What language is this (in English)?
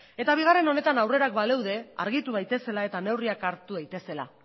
Basque